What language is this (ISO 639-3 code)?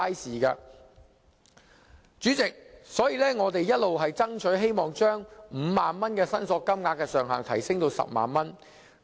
yue